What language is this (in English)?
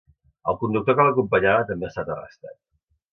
Catalan